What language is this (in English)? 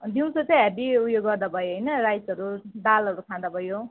Nepali